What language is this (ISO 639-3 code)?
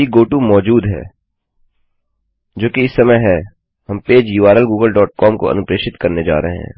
hin